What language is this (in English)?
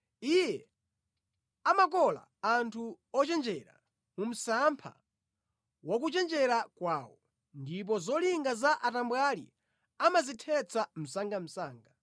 Nyanja